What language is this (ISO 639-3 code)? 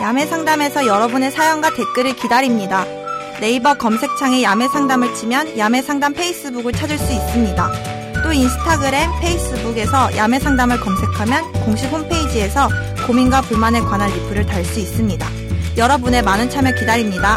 kor